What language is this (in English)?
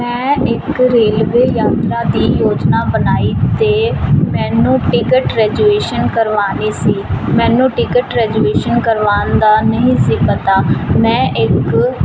Punjabi